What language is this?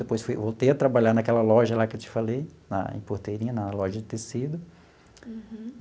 Portuguese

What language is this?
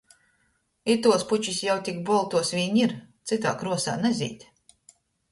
Latgalian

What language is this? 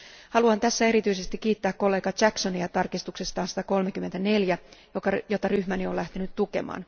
Finnish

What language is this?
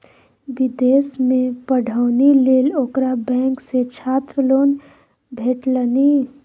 Maithili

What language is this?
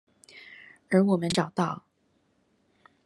Chinese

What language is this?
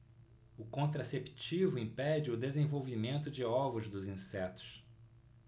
Portuguese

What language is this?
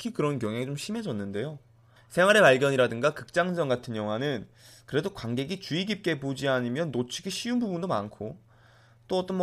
Korean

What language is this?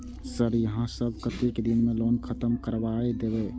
Maithili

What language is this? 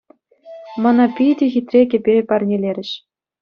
Chuvash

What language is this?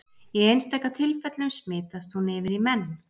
Icelandic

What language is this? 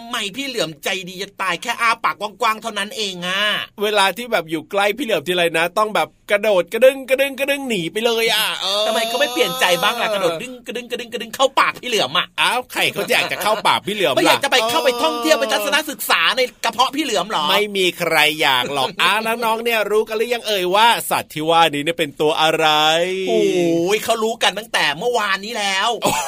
Thai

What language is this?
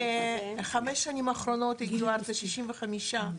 Hebrew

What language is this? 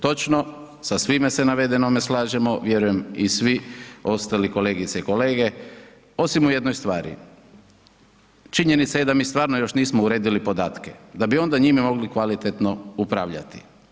Croatian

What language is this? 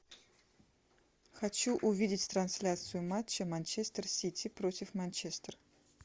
Russian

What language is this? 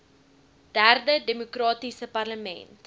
Afrikaans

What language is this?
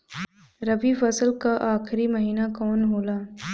Bhojpuri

